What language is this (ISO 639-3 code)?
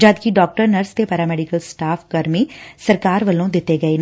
pan